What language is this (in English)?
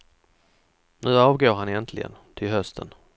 Swedish